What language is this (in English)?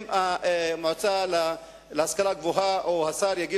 Hebrew